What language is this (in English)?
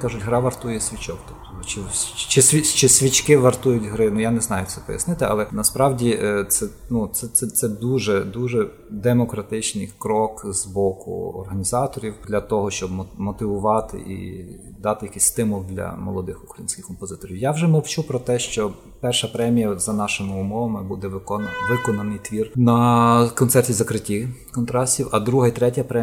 Ukrainian